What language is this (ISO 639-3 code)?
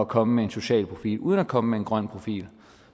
dan